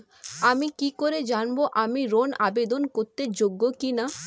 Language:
Bangla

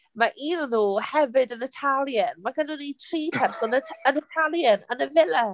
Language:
Welsh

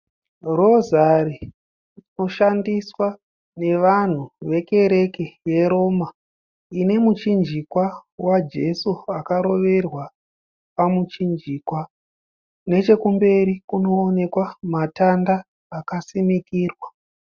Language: Shona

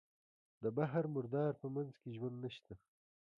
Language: Pashto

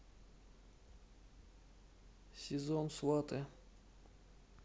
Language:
Russian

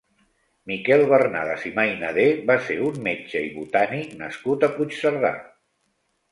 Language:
Catalan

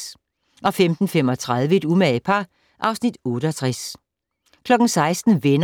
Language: Danish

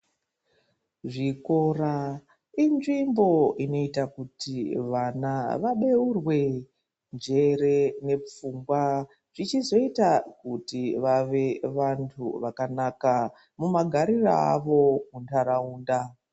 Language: Ndau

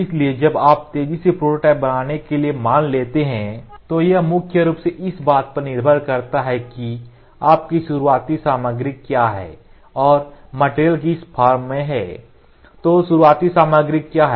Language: Hindi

